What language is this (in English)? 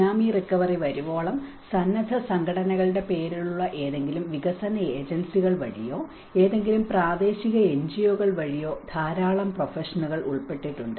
Malayalam